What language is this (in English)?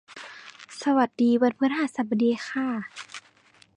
Thai